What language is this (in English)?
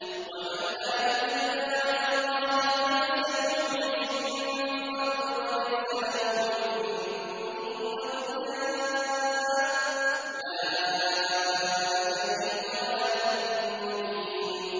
Arabic